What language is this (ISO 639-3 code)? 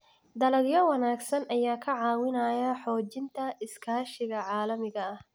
som